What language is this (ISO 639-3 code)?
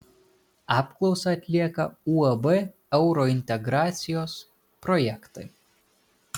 lit